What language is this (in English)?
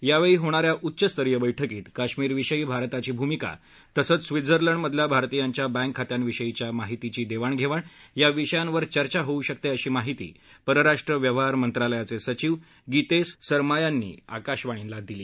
Marathi